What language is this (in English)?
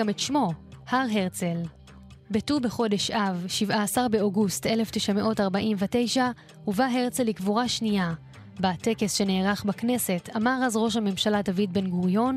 Hebrew